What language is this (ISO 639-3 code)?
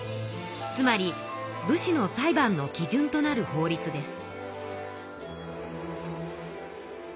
jpn